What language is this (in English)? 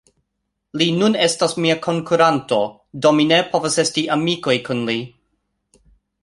Esperanto